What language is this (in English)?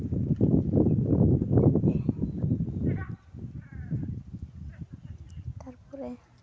Santali